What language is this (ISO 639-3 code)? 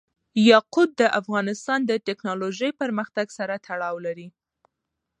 pus